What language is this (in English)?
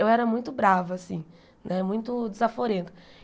Portuguese